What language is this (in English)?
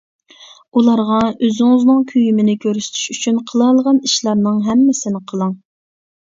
Uyghur